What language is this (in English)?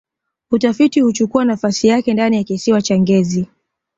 Swahili